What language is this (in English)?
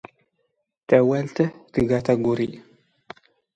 Standard Moroccan Tamazight